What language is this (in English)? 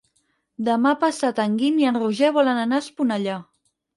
Catalan